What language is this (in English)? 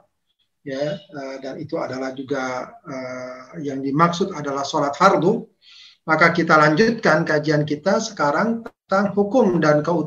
Indonesian